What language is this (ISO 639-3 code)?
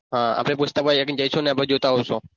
guj